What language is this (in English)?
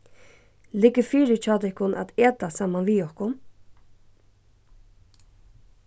Faroese